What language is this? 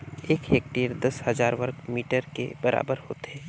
Chhattisgarhi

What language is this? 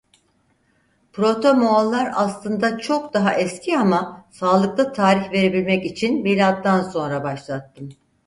Turkish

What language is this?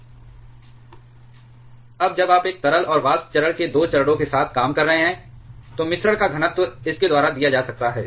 Hindi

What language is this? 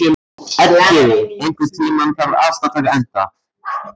Icelandic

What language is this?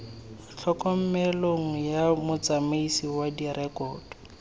Tswana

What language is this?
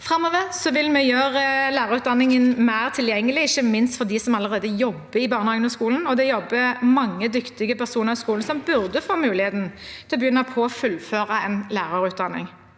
Norwegian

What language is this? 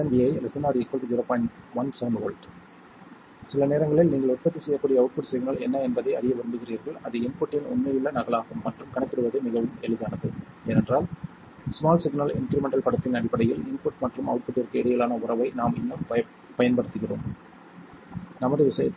Tamil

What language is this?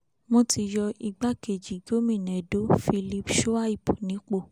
Yoruba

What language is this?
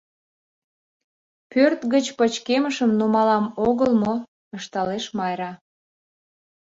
Mari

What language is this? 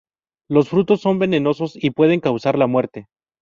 Spanish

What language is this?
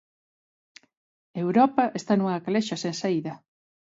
Galician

